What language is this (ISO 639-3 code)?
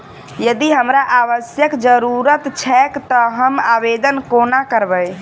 mai